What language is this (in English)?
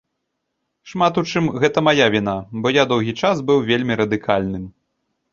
Belarusian